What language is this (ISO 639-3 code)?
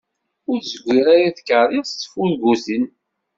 kab